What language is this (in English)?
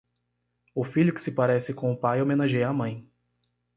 Portuguese